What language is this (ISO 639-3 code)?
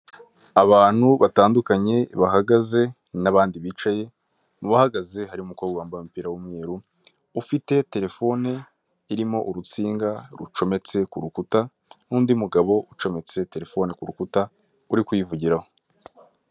kin